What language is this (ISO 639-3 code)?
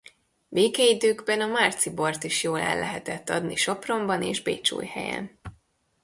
hun